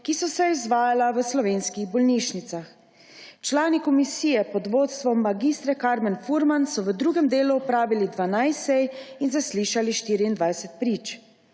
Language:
Slovenian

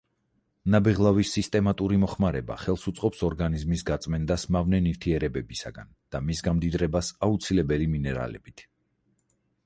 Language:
Georgian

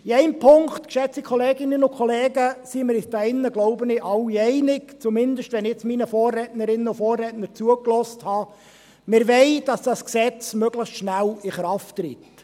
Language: Swiss German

